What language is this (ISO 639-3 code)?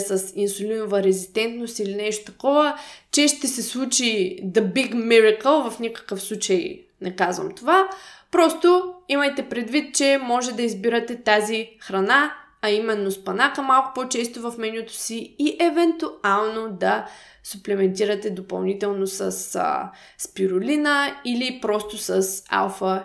bul